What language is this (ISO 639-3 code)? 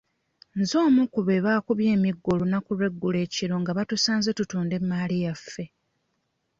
lug